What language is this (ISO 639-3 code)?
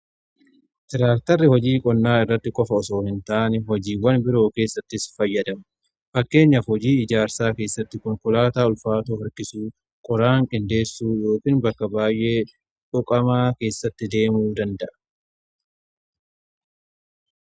orm